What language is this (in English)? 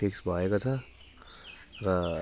Nepali